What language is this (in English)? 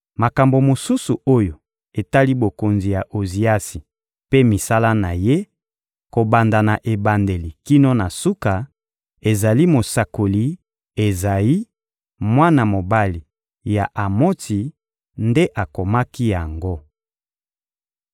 Lingala